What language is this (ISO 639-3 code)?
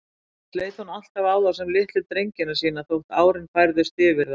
isl